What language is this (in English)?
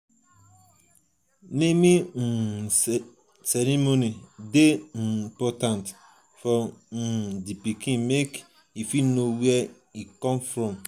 Nigerian Pidgin